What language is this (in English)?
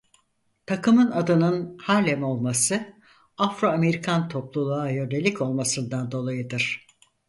Turkish